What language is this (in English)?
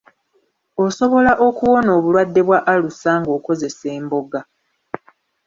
Ganda